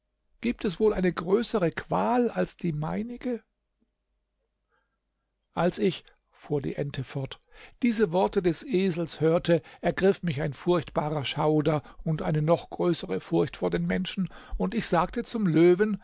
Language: German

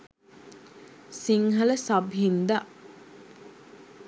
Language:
Sinhala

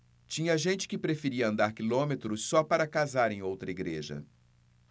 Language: Portuguese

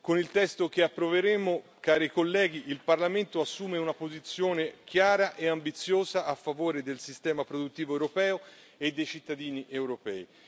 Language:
Italian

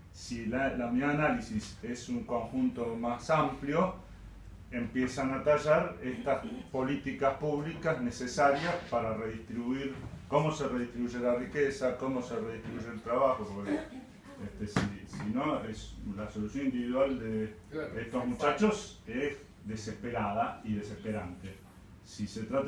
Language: Spanish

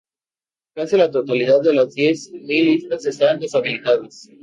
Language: Spanish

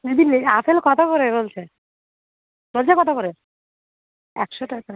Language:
Bangla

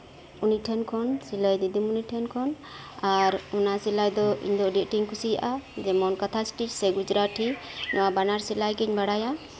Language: Santali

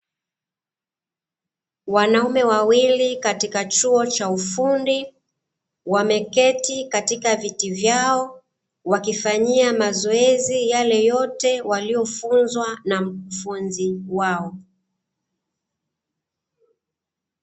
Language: Swahili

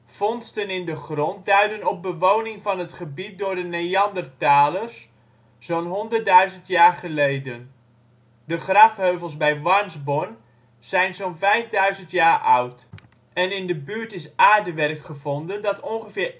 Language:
Dutch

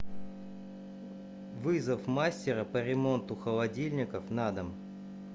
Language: Russian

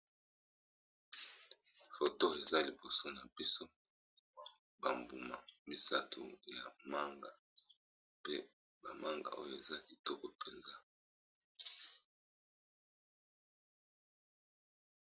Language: Lingala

